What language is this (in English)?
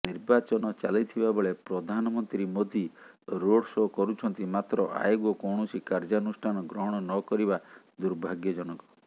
Odia